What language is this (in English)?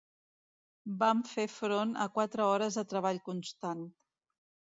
Catalan